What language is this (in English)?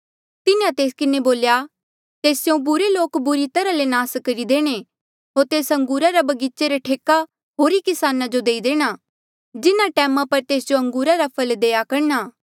Mandeali